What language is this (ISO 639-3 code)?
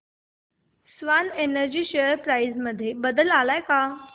mar